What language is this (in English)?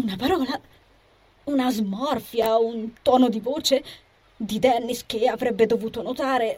Italian